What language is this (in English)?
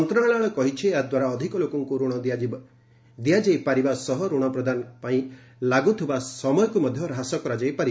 Odia